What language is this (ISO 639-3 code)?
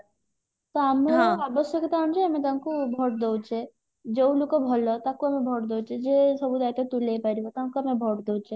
ori